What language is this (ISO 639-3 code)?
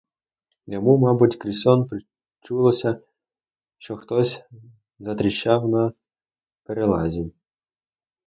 ukr